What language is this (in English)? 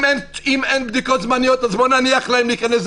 Hebrew